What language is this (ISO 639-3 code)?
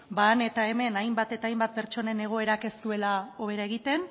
eus